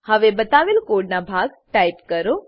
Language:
Gujarati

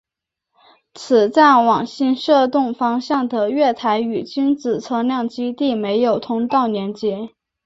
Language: Chinese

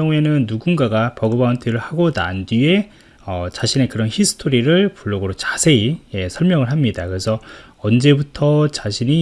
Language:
Korean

